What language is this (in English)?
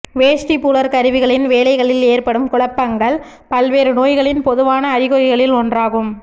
Tamil